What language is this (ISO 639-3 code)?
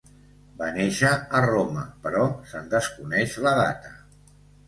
cat